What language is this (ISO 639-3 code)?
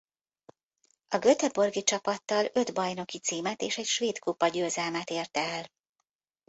hun